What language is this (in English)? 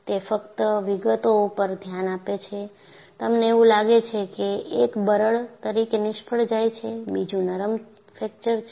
Gujarati